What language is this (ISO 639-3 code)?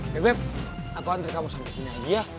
ind